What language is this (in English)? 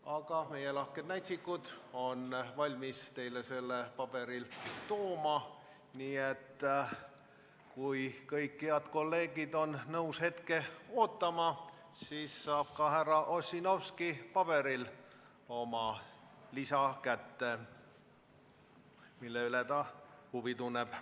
Estonian